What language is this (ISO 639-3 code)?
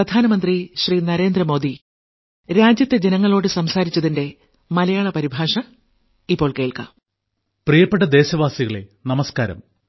mal